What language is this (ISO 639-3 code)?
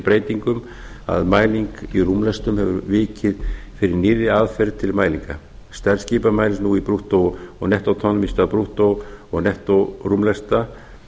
isl